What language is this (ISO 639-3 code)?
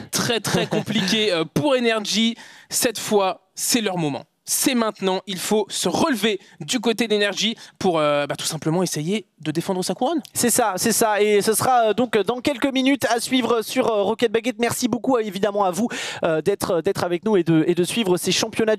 fra